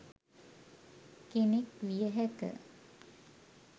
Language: Sinhala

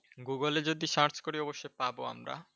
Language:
Bangla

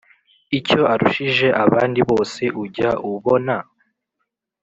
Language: Kinyarwanda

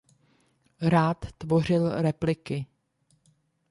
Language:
Czech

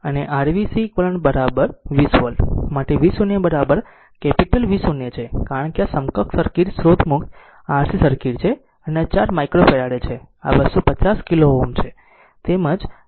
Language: Gujarati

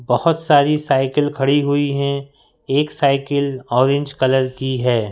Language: Hindi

